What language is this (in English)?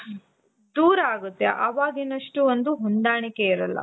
Kannada